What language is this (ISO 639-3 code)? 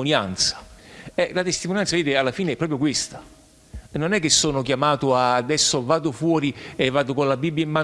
ita